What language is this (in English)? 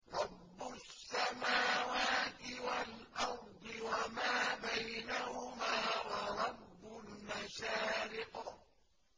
Arabic